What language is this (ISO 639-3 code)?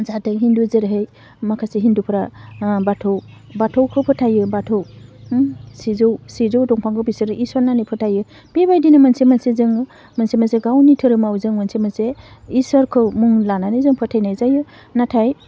brx